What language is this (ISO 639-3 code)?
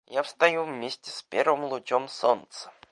rus